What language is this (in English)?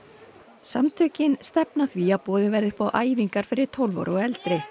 Icelandic